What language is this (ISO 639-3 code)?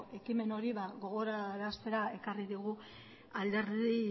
eus